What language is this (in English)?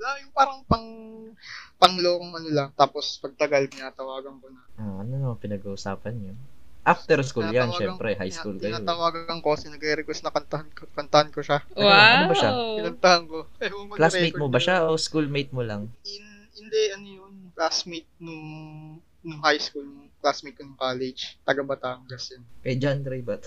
Filipino